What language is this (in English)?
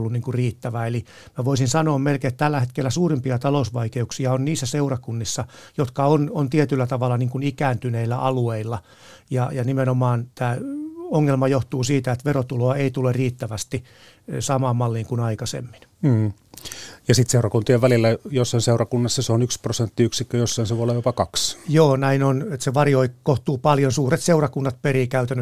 Finnish